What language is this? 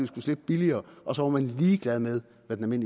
Danish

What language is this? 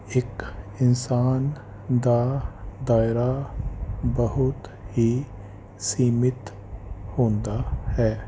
Punjabi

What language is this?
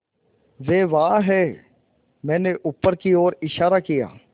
Hindi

